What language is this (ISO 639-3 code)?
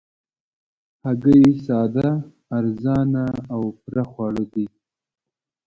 pus